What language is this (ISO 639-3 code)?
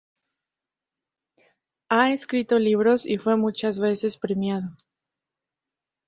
spa